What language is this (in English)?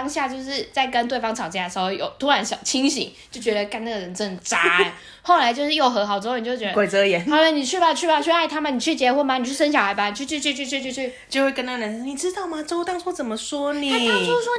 Chinese